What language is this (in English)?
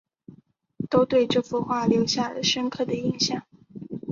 Chinese